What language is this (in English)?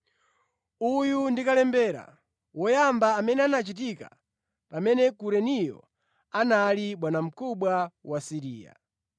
Nyanja